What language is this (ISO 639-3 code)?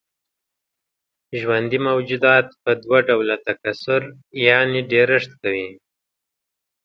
pus